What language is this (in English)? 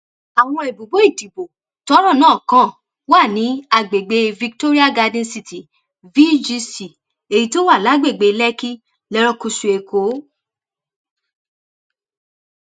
Yoruba